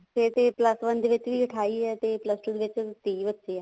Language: Punjabi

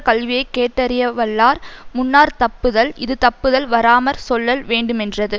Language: Tamil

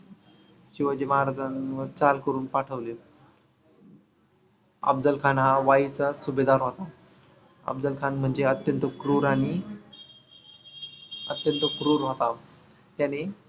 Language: Marathi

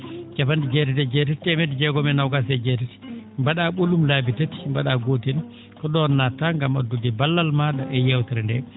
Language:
Fula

